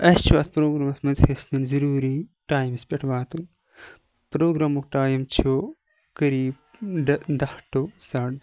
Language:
Kashmiri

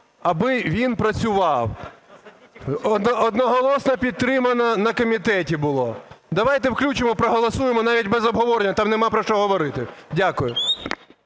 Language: Ukrainian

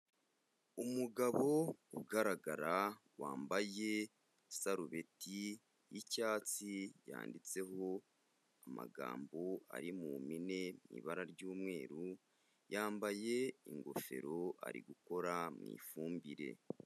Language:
Kinyarwanda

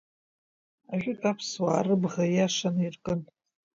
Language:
Abkhazian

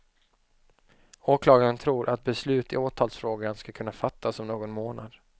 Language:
Swedish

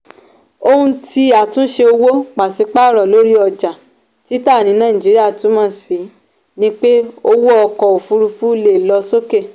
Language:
Yoruba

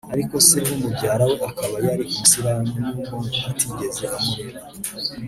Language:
Kinyarwanda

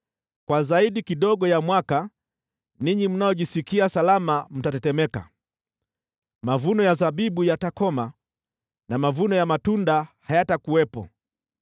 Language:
Swahili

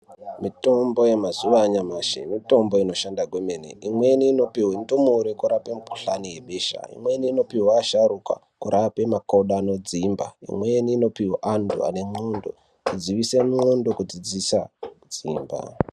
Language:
Ndau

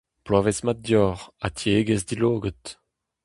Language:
Breton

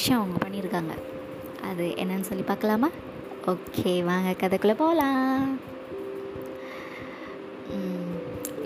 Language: Tamil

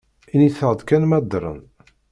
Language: Kabyle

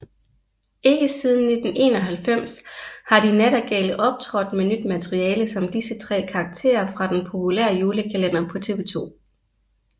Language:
Danish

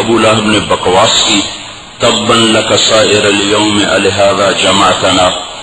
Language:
Arabic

